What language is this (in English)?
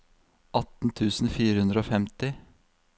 Norwegian